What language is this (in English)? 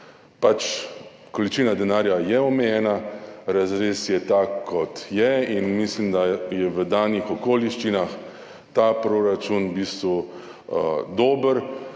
Slovenian